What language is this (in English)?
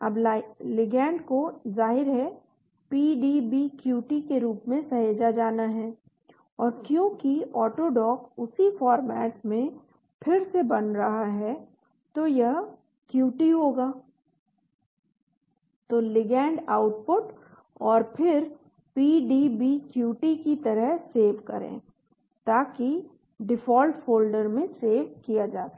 Hindi